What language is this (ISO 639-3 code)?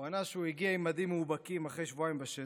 heb